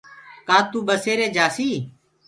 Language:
Gurgula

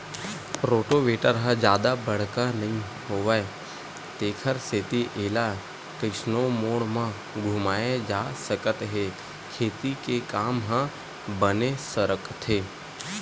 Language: Chhattisgarhi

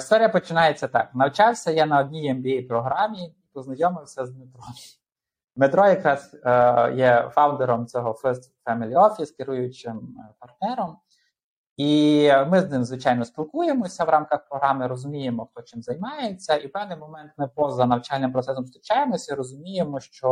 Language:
Ukrainian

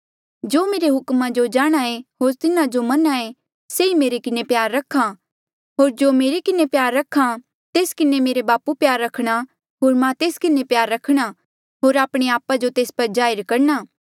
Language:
Mandeali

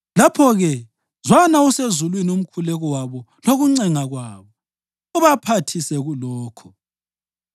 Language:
North Ndebele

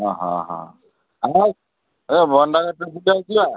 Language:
Odia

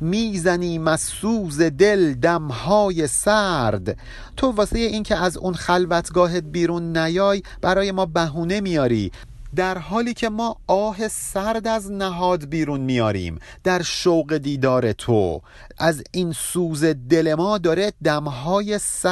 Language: Persian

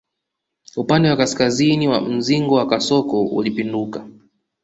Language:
Swahili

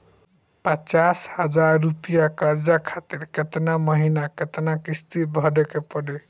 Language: Bhojpuri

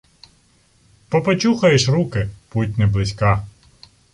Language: Ukrainian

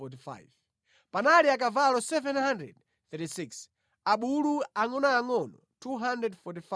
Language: Nyanja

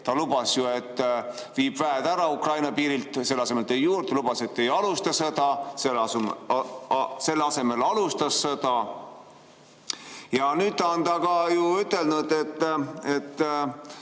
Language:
Estonian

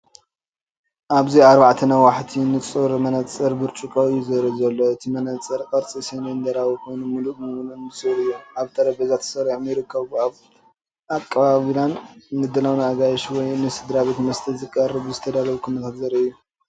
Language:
Tigrinya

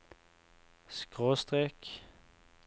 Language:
Norwegian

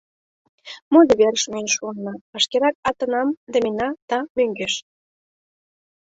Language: Mari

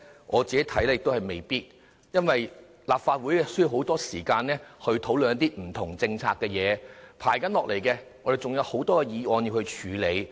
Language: Cantonese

